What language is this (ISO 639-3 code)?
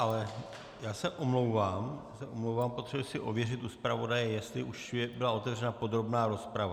ces